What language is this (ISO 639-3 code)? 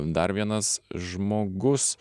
lit